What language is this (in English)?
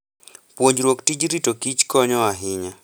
Luo (Kenya and Tanzania)